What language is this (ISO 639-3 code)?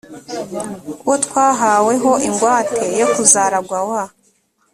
kin